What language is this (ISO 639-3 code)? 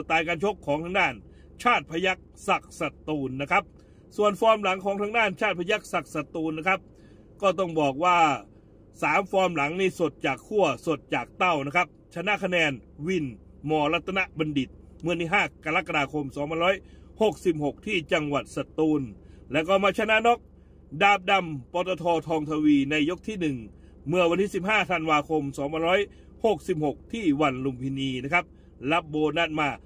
tha